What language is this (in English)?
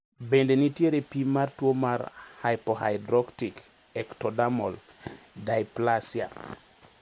Luo (Kenya and Tanzania)